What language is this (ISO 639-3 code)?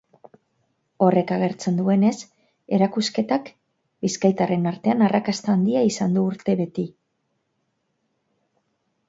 eus